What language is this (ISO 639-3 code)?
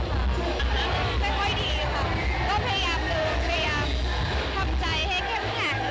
tha